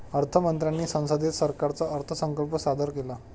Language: Marathi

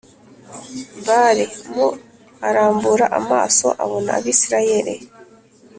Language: Kinyarwanda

